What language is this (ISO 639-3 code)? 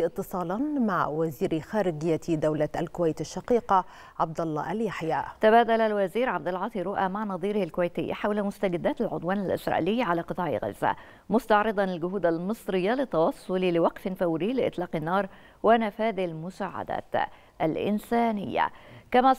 ara